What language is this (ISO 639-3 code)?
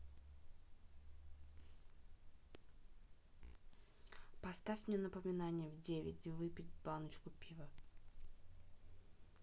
rus